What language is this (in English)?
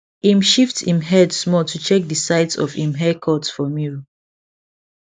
Nigerian Pidgin